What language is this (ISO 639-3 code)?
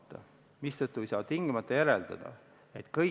est